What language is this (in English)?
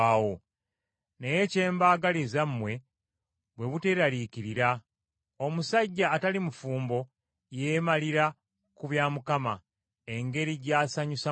Ganda